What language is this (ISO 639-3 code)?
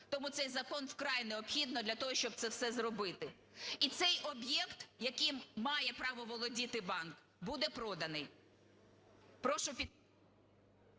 ukr